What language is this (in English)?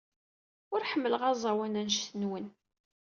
Kabyle